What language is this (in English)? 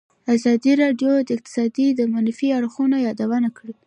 Pashto